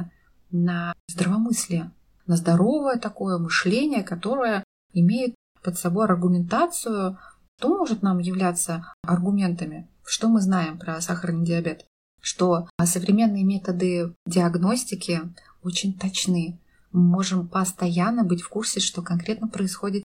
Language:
Russian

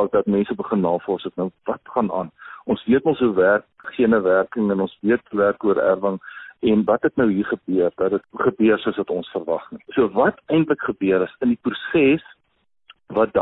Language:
Swedish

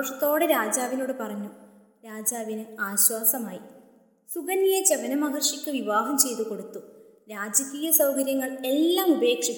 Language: Malayalam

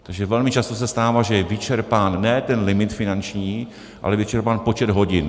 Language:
Czech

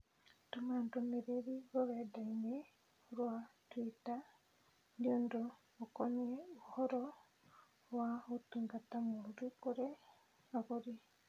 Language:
Kikuyu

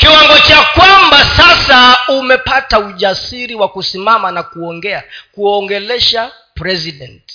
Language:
Swahili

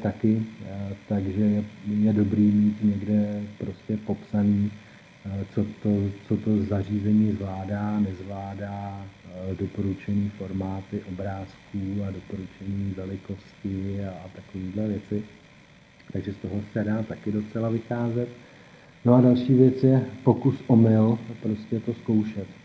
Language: Czech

